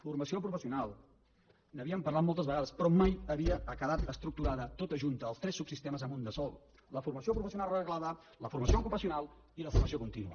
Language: Catalan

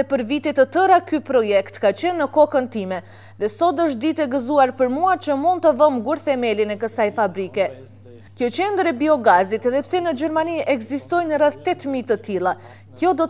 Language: Russian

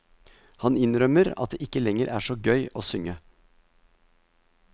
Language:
Norwegian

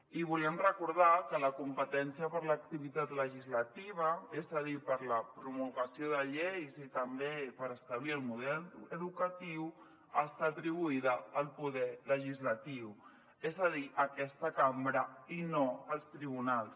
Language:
Catalan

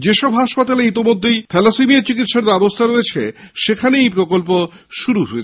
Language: Bangla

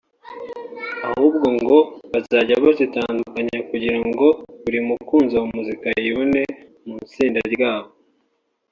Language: Kinyarwanda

